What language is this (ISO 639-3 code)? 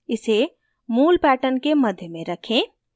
hin